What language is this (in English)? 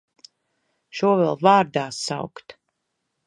Latvian